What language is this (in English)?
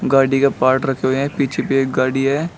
Hindi